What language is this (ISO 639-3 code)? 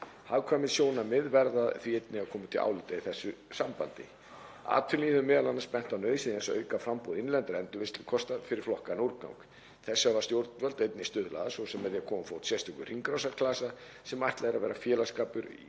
isl